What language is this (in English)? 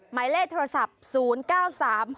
Thai